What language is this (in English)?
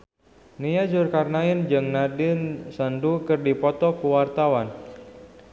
Sundanese